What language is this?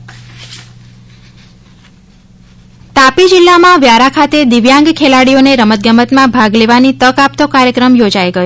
Gujarati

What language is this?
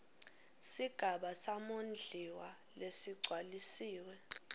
Swati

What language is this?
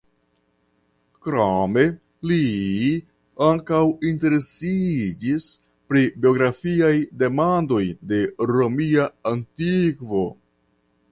Esperanto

